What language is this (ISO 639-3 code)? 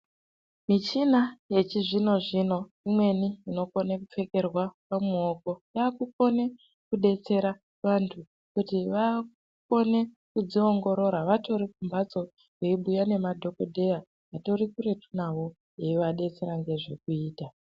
ndc